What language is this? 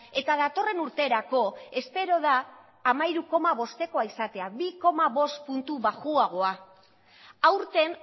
Basque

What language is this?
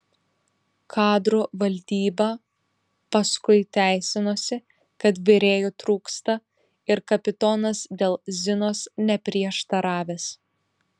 Lithuanian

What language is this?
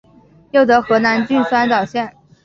Chinese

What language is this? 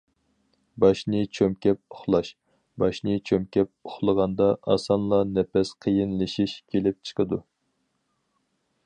Uyghur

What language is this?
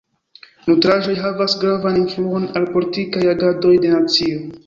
Esperanto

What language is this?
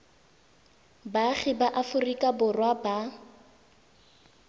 Tswana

